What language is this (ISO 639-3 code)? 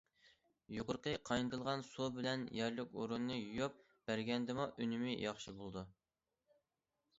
uig